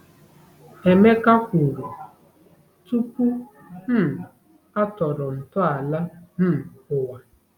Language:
Igbo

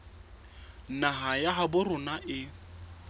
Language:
Southern Sotho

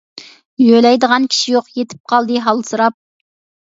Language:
Uyghur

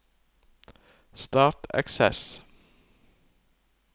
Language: Norwegian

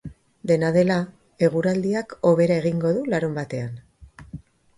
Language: Basque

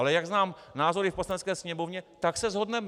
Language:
Czech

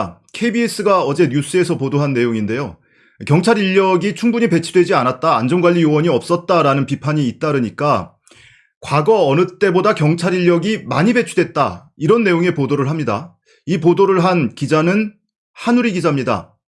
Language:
Korean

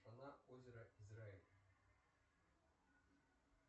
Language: Russian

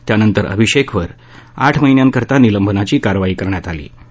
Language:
Marathi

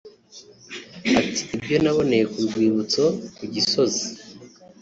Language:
Kinyarwanda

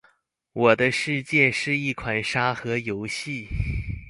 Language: Chinese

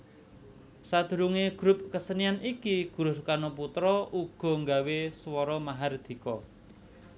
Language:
Javanese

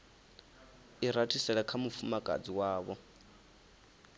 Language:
Venda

